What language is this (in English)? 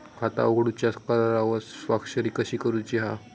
Marathi